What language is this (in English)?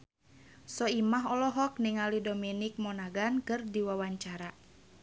Sundanese